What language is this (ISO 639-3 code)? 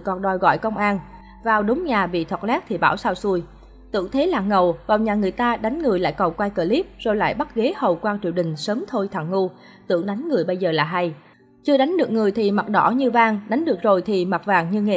vie